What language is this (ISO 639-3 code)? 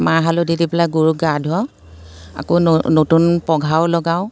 asm